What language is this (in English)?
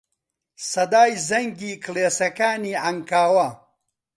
Central Kurdish